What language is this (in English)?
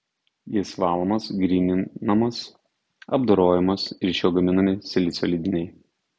Lithuanian